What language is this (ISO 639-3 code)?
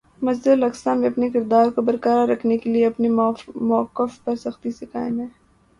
urd